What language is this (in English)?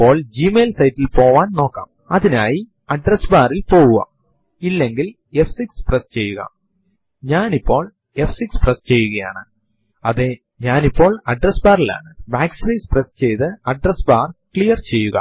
Malayalam